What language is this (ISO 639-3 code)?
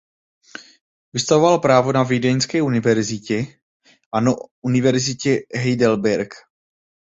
ces